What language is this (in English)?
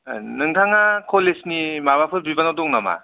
Bodo